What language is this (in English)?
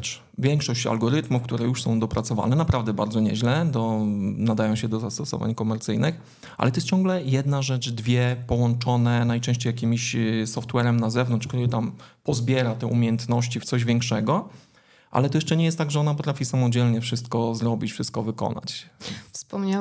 Polish